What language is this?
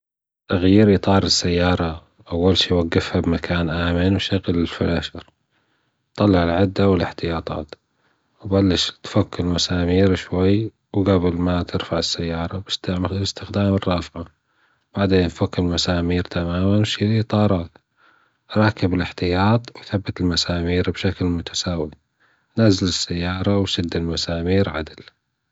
Gulf Arabic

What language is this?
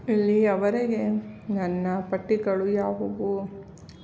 Kannada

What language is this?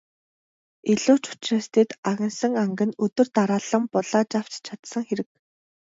Mongolian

